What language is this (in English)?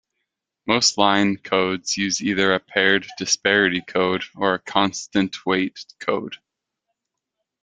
English